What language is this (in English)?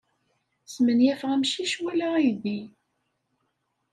Kabyle